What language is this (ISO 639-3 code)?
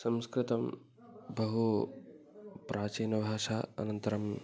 san